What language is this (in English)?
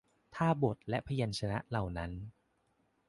Thai